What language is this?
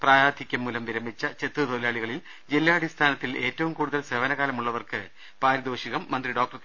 Malayalam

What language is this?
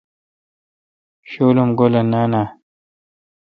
Kalkoti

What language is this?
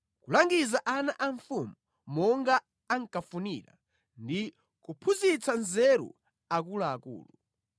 Nyanja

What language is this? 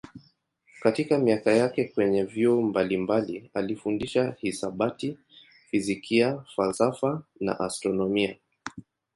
Swahili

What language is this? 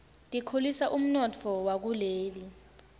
Swati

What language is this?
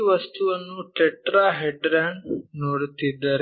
Kannada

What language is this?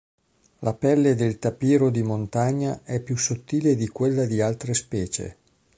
Italian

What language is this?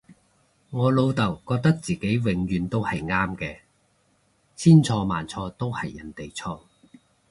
Cantonese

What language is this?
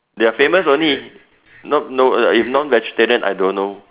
English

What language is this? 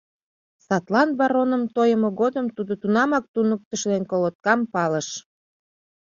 Mari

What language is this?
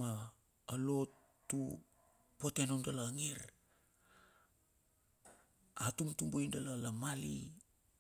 Bilur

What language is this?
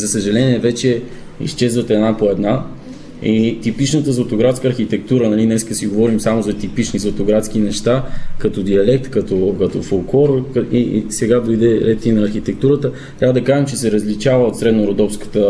Bulgarian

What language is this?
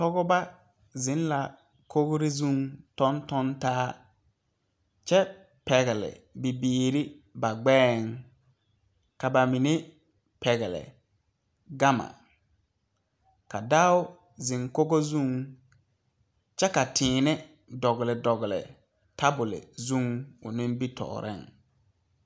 Southern Dagaare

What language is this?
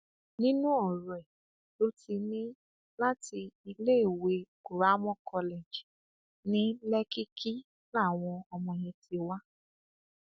Yoruba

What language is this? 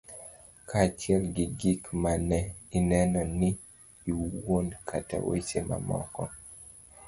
Luo (Kenya and Tanzania)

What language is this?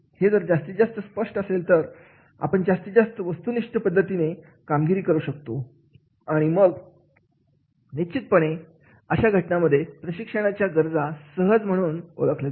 Marathi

